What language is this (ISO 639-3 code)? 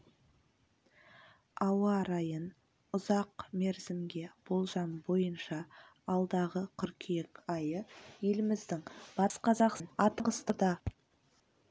kaz